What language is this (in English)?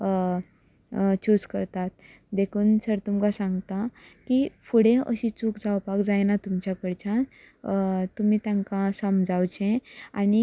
Konkani